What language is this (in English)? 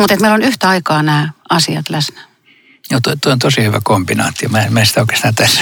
Finnish